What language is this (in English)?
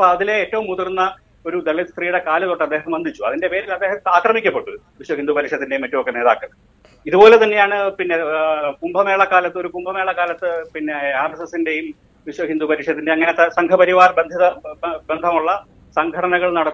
Malayalam